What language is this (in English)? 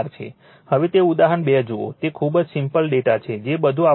Gujarati